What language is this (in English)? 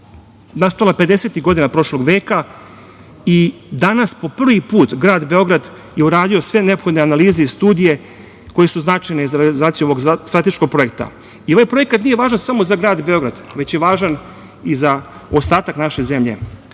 Serbian